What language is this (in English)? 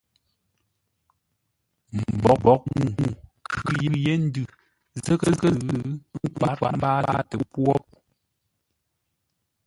Ngombale